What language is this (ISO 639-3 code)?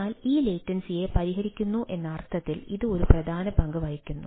mal